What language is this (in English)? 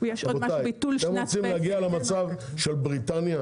Hebrew